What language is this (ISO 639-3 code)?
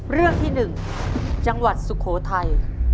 tha